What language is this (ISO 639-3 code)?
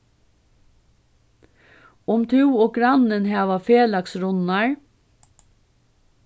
fao